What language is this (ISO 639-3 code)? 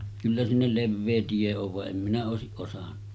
fin